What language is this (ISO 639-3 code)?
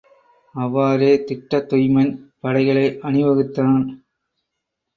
tam